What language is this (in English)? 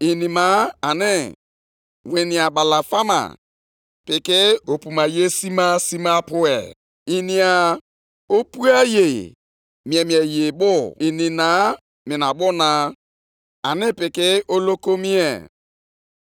Igbo